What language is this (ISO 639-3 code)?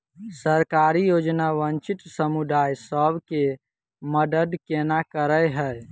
mai